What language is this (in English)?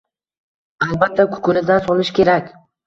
Uzbek